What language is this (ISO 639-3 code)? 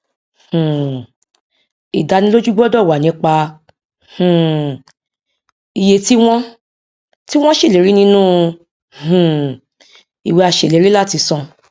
yor